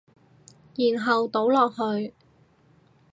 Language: Cantonese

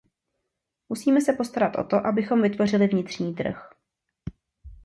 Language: Czech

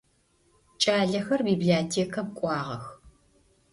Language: Adyghe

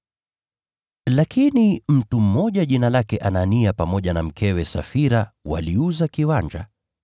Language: Swahili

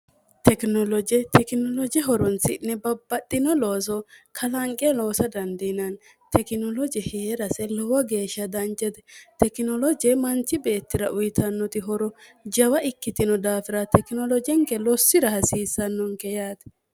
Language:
Sidamo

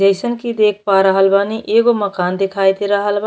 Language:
Bhojpuri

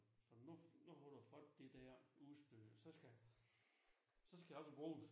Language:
Danish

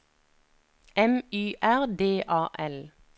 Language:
Norwegian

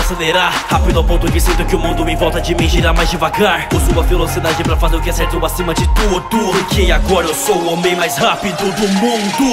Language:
Portuguese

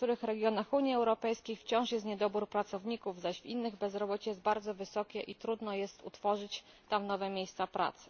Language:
Polish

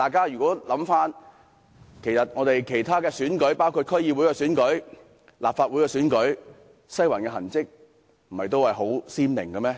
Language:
Cantonese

